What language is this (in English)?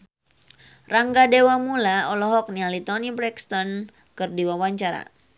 Sundanese